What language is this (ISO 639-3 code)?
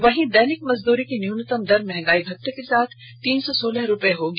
hin